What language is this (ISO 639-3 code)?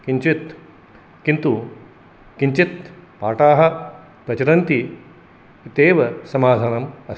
san